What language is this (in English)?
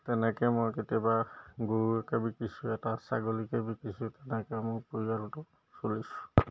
Assamese